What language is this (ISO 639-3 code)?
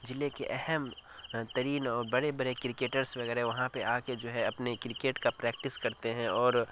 urd